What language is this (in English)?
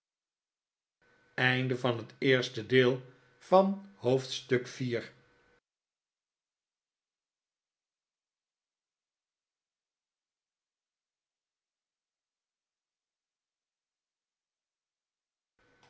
Dutch